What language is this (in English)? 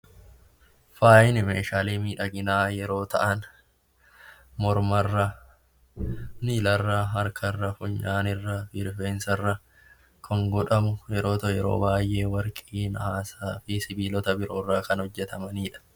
Oromo